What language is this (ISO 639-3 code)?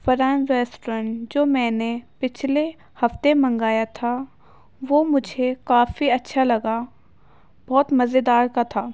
urd